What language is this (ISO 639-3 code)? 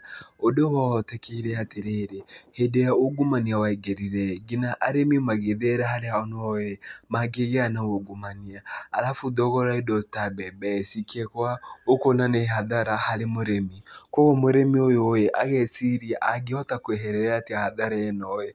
kik